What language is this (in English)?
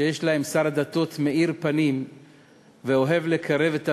Hebrew